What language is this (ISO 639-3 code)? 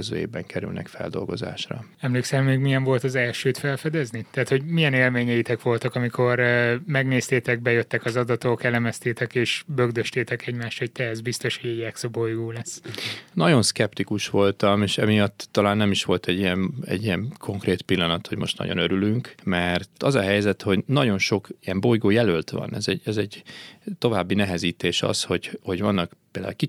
hun